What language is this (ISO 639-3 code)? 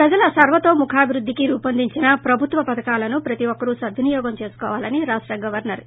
tel